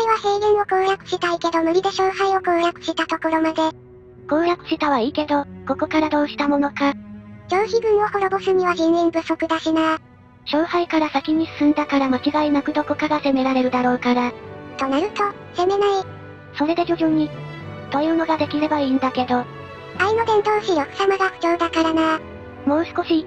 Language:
Japanese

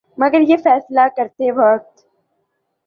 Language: Urdu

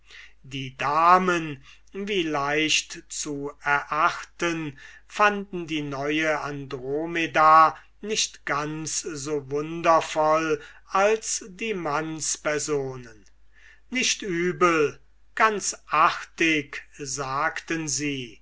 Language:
German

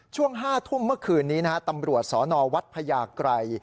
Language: Thai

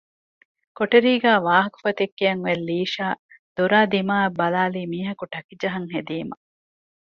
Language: Divehi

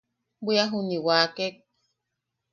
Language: Yaqui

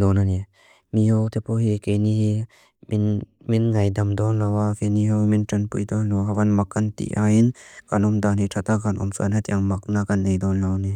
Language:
Mizo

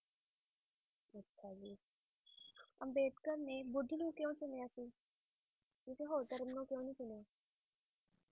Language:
Punjabi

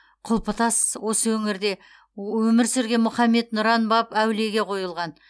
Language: Kazakh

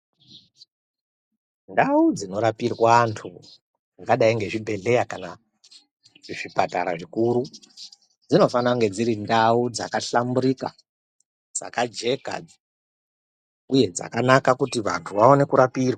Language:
Ndau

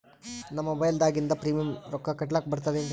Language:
Kannada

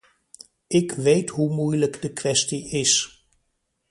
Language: Dutch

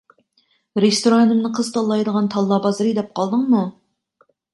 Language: Uyghur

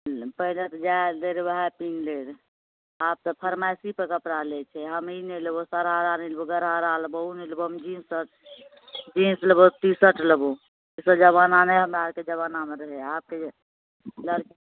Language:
Maithili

